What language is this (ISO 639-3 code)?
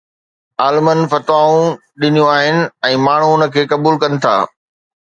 snd